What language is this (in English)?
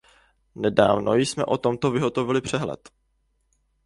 Czech